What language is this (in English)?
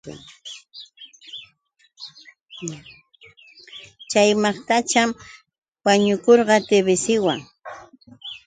Yauyos Quechua